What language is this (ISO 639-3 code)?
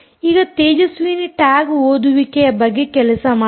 kan